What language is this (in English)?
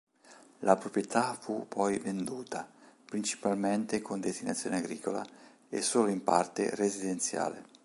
Italian